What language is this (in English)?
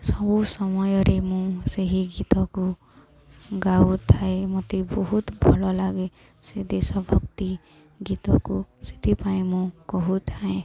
Odia